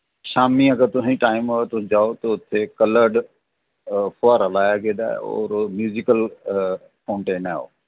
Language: Dogri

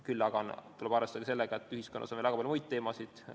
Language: Estonian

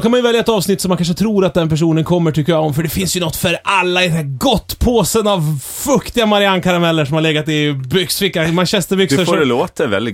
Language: Swedish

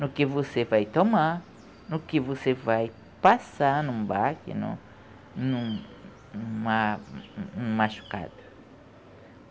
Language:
Portuguese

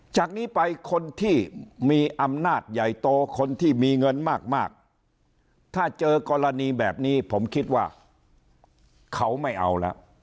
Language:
Thai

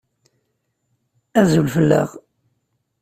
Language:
Kabyle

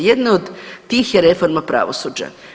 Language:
Croatian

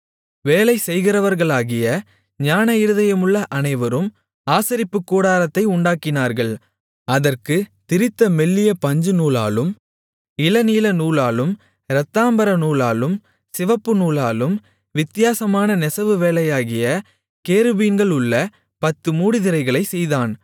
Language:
Tamil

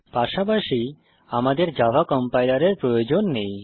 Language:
Bangla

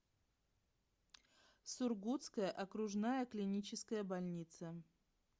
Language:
Russian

